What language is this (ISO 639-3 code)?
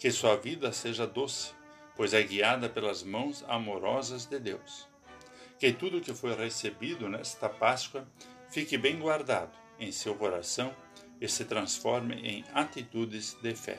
por